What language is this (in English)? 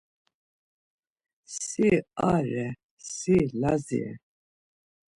Laz